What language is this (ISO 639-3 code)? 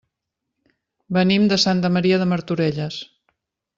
cat